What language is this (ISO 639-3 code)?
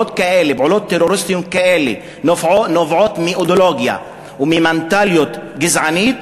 heb